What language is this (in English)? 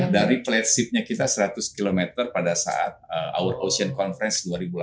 Indonesian